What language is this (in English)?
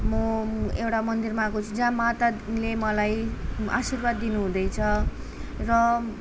Nepali